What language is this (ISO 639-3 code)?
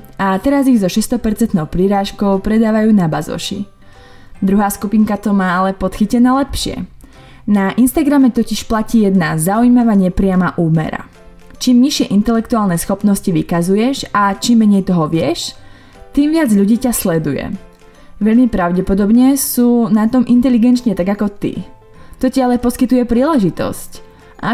slk